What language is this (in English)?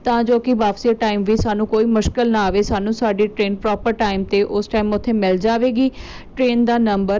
Punjabi